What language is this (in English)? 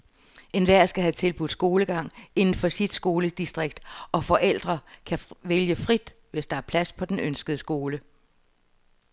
Danish